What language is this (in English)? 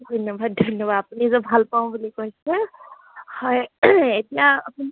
Assamese